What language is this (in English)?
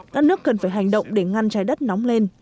Vietnamese